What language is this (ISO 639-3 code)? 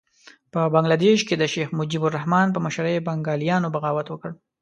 pus